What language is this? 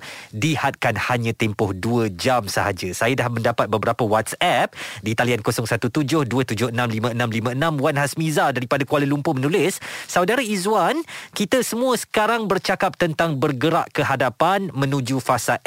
Malay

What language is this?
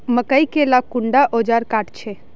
Magahi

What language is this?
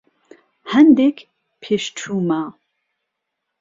Central Kurdish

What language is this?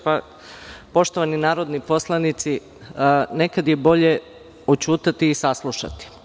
Serbian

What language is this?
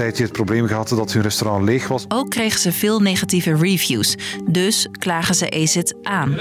Dutch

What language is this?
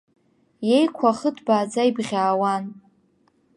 Abkhazian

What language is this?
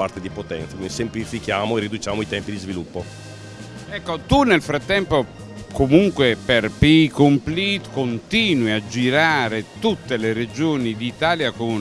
Italian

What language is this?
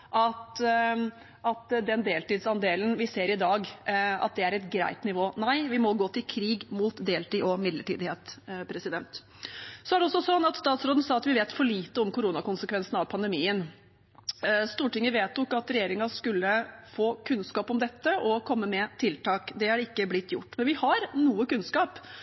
Norwegian Bokmål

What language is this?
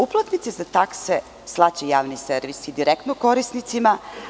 Serbian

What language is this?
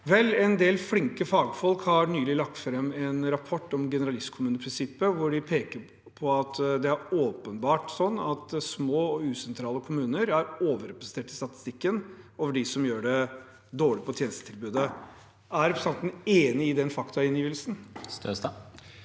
Norwegian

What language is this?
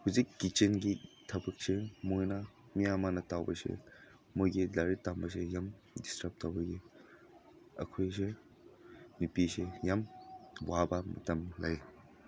Manipuri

